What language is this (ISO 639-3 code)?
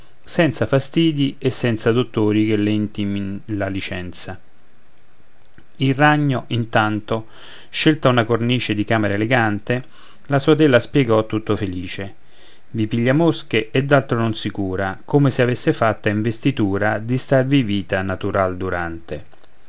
ita